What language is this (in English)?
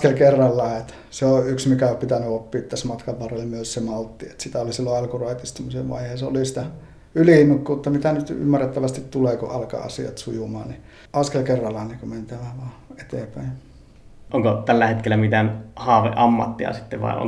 Finnish